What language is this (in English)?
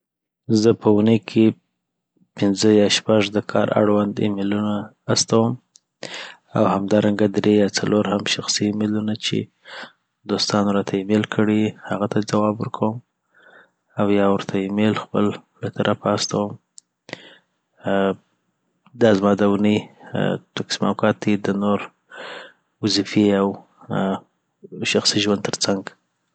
Southern Pashto